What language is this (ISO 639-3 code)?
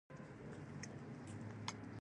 pus